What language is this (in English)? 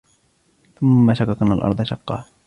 Arabic